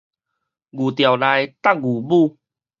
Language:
Min Nan Chinese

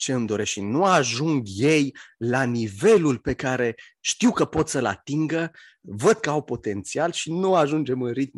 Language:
Romanian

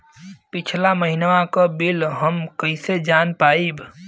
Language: Bhojpuri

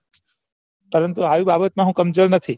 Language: Gujarati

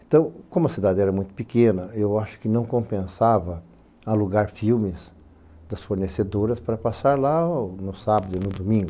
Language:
Portuguese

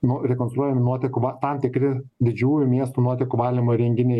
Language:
Lithuanian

